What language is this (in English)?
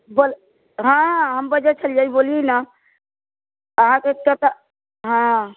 Maithili